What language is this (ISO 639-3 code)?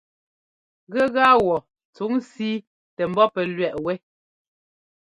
jgo